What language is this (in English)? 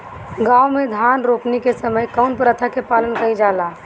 Bhojpuri